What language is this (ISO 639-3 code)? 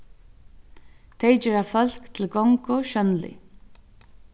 fao